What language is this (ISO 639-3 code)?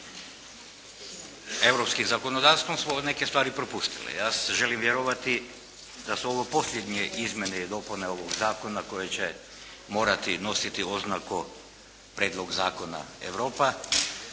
hrv